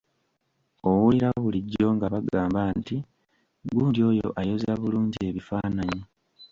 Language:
Ganda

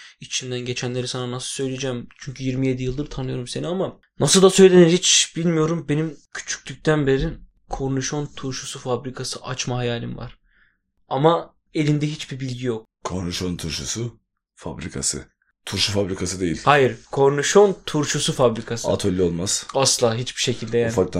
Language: Turkish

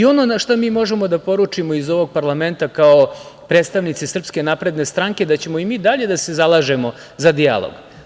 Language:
Serbian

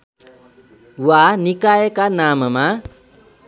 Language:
Nepali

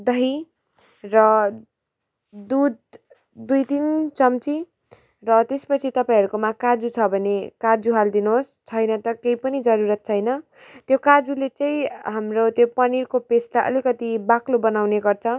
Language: Nepali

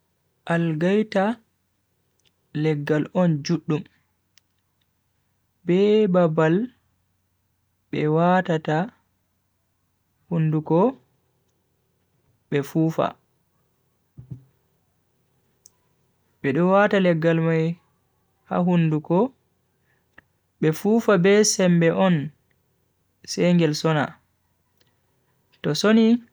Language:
Bagirmi Fulfulde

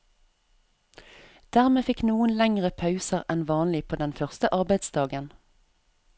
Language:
Norwegian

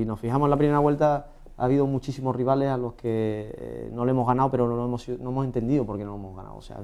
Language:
Spanish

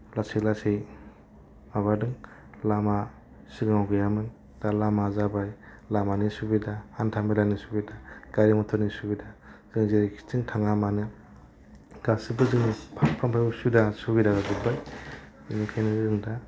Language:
Bodo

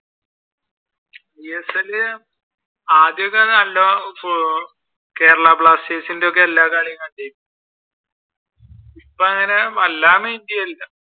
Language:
Malayalam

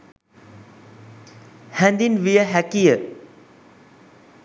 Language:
Sinhala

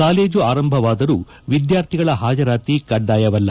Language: Kannada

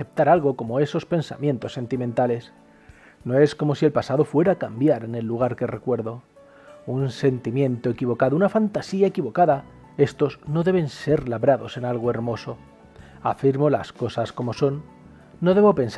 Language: Spanish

